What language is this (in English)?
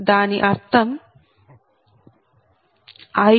Telugu